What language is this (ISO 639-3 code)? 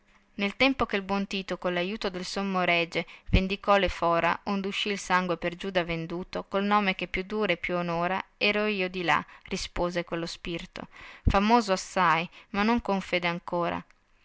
ita